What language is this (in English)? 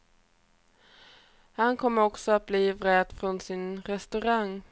Swedish